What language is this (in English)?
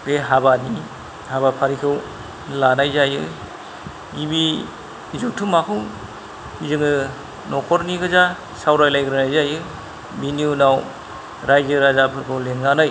Bodo